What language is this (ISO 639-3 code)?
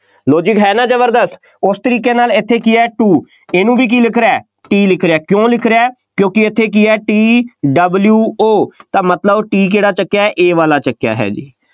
pan